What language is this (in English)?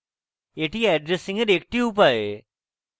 Bangla